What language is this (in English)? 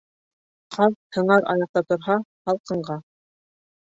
Bashkir